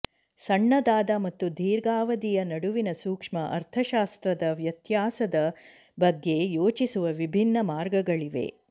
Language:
Kannada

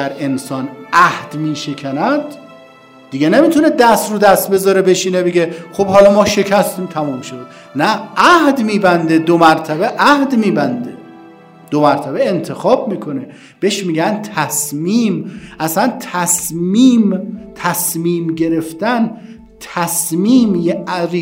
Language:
Persian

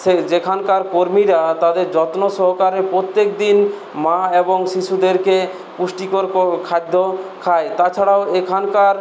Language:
Bangla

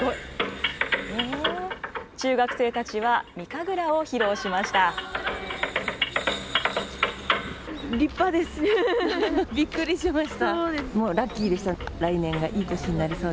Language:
Japanese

